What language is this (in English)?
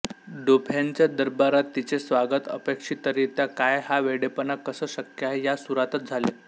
Marathi